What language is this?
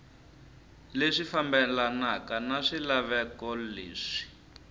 Tsonga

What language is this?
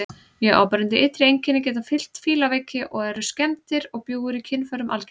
Icelandic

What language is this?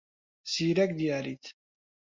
Central Kurdish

